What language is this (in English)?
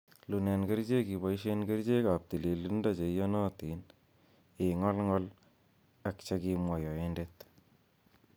Kalenjin